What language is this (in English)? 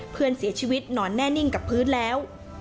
Thai